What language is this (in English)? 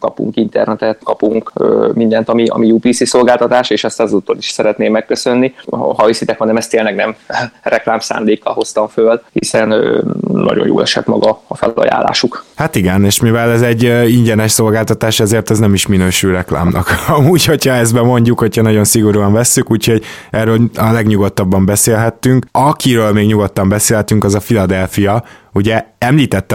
Hungarian